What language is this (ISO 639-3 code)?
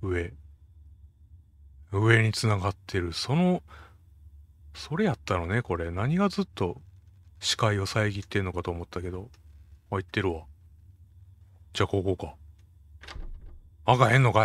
jpn